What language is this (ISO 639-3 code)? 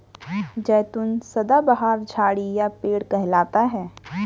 hin